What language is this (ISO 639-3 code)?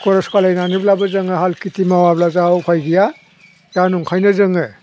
brx